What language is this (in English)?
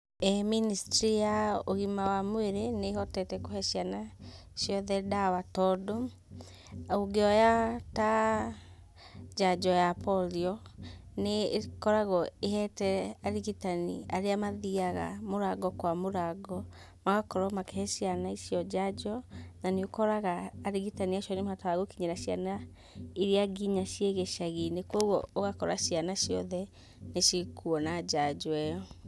Kikuyu